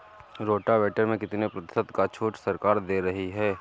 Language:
Hindi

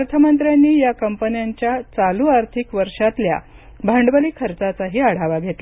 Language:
Marathi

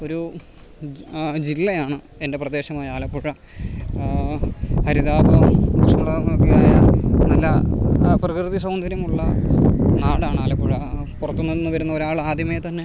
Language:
Malayalam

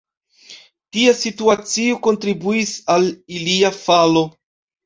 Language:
Esperanto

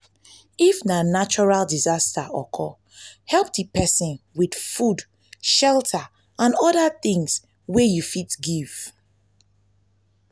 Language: Nigerian Pidgin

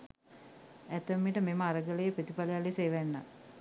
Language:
Sinhala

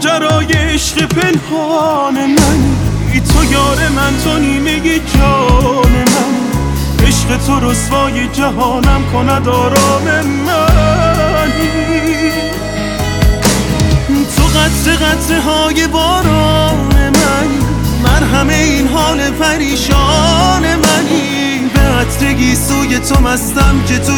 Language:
Persian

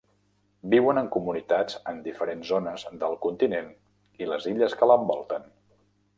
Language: Catalan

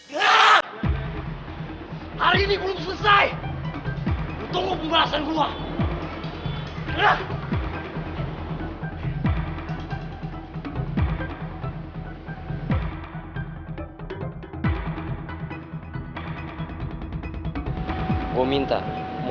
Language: Indonesian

